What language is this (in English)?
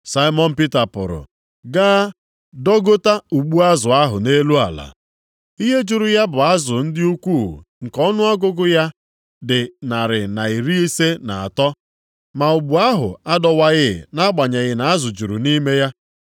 Igbo